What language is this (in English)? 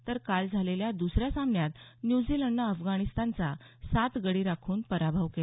Marathi